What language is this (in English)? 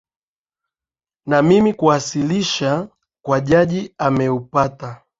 Swahili